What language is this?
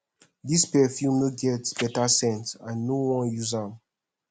Nigerian Pidgin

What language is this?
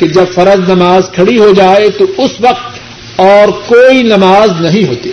Urdu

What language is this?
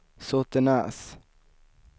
Swedish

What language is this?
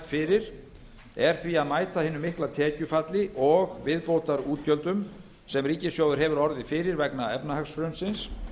Icelandic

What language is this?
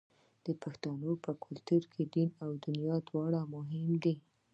Pashto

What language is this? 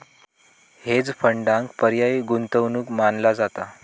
Marathi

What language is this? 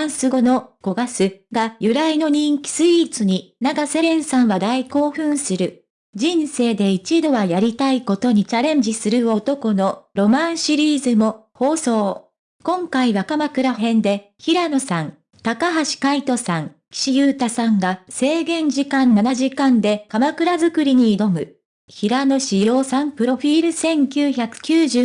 Japanese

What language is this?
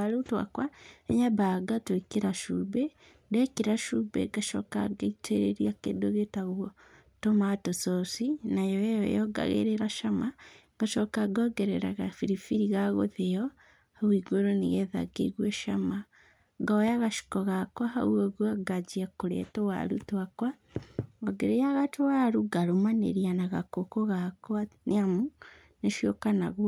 Kikuyu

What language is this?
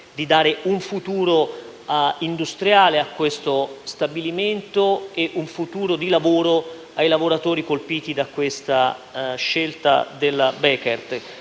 Italian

